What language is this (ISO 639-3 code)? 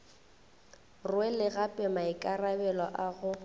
nso